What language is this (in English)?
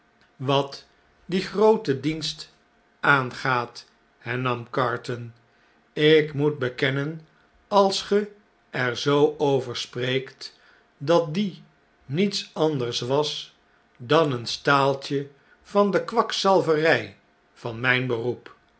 Dutch